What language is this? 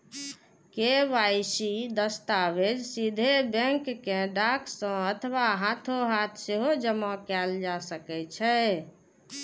Maithili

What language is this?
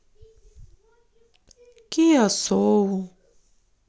Russian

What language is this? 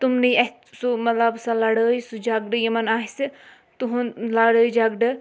Kashmiri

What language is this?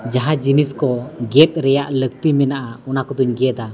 Santali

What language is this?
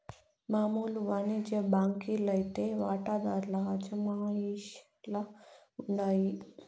Telugu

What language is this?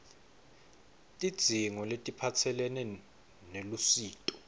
Swati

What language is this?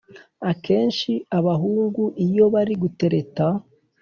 Kinyarwanda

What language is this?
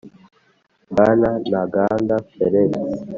Kinyarwanda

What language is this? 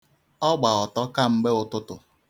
Igbo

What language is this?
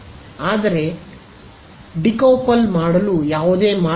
Kannada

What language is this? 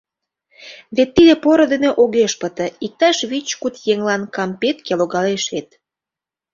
Mari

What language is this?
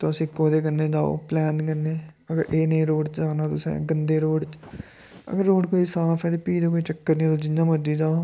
Dogri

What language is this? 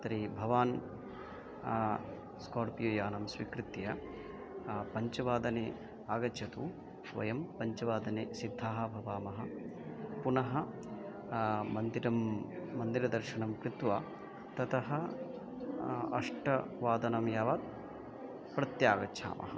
Sanskrit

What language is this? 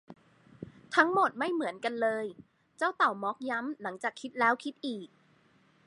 Thai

